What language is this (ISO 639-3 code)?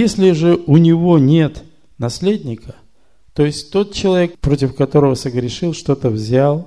rus